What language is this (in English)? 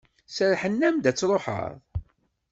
Kabyle